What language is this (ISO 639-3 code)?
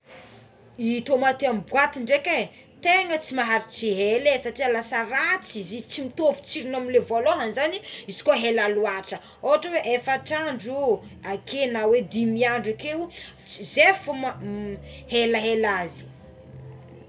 xmw